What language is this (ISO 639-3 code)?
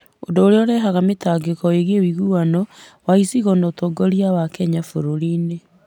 kik